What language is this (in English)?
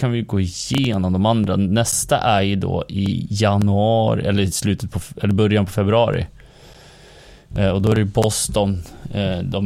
Swedish